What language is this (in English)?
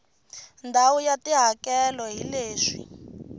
Tsonga